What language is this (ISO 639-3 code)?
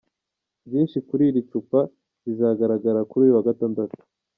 kin